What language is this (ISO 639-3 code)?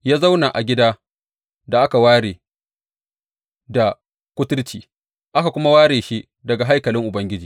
hau